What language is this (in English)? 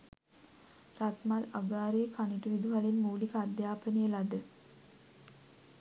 Sinhala